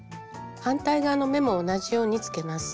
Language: Japanese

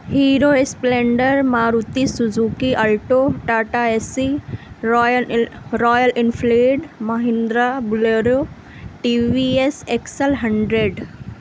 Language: Urdu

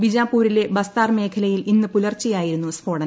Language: Malayalam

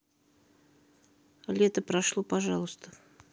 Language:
Russian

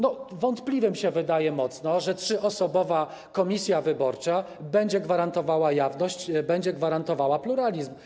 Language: Polish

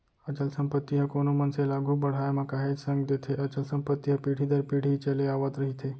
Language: Chhattisgarhi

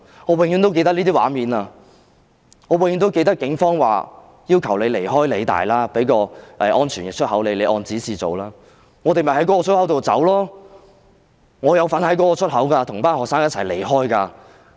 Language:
Cantonese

